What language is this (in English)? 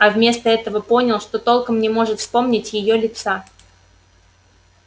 Russian